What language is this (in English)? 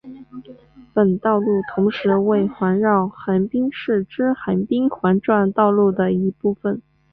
Chinese